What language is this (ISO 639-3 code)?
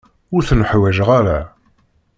kab